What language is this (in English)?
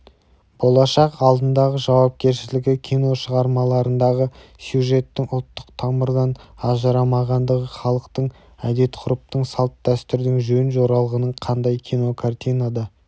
Kazakh